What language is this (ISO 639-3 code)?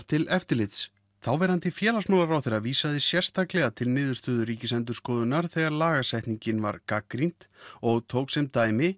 isl